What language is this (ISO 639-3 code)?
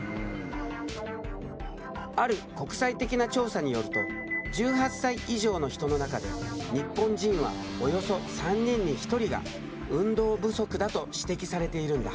jpn